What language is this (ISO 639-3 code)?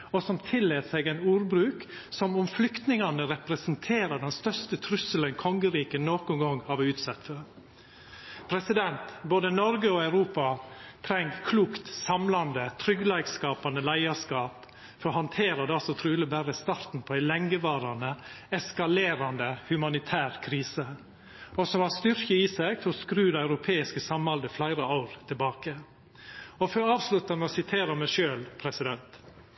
nno